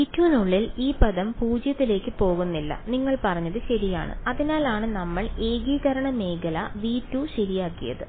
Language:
Malayalam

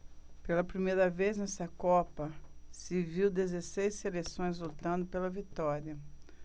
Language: Portuguese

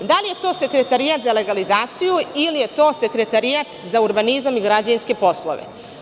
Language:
Serbian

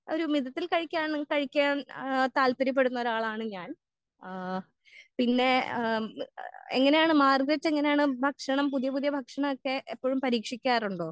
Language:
Malayalam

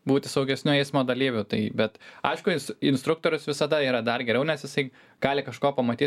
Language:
Lithuanian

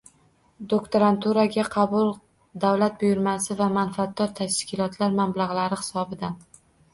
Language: Uzbek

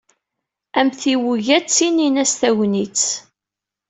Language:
Kabyle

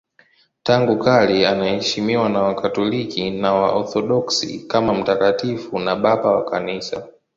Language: Swahili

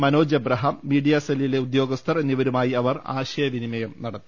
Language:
Malayalam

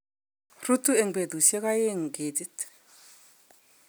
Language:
Kalenjin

